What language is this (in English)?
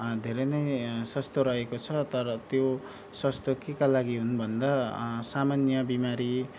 Nepali